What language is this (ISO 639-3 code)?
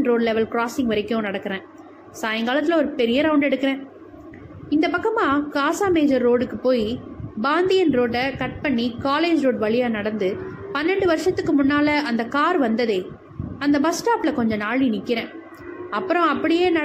tam